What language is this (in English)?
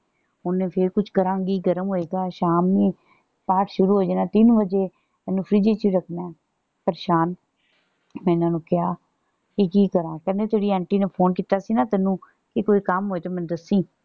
Punjabi